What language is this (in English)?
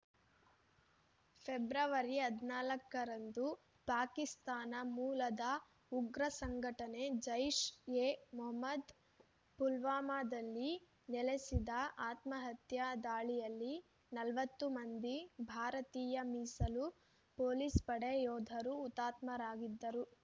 Kannada